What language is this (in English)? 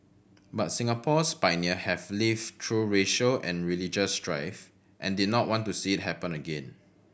English